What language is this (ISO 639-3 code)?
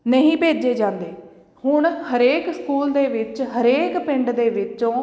pan